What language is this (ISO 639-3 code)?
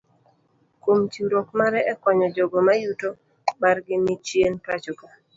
luo